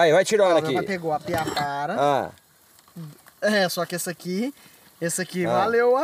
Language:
Portuguese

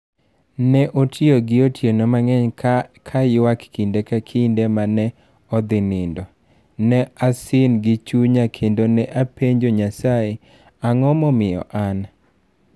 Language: Luo (Kenya and Tanzania)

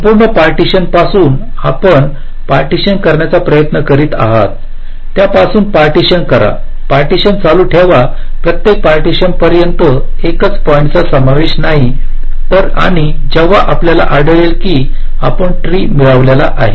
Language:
Marathi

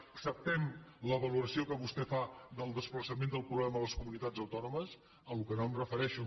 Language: Catalan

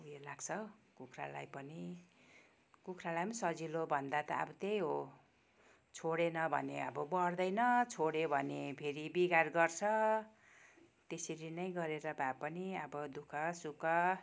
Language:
Nepali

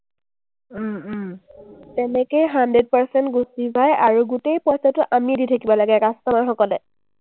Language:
Assamese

